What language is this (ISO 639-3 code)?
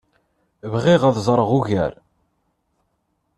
kab